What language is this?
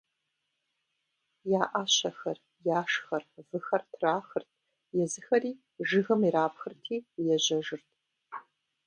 Kabardian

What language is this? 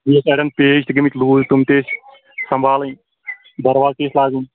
Kashmiri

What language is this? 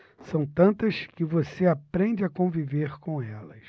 Portuguese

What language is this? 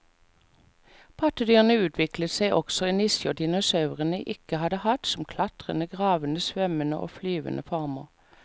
Norwegian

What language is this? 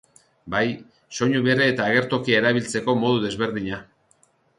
Basque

